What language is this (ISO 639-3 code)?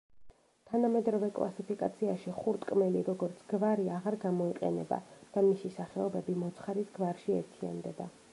kat